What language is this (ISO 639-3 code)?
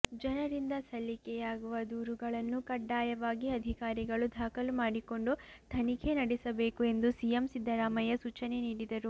kan